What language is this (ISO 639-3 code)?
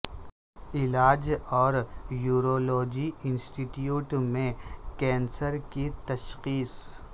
urd